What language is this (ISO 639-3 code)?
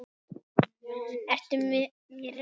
isl